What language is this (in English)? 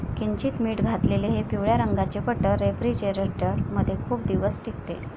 Marathi